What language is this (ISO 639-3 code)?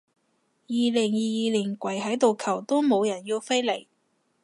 yue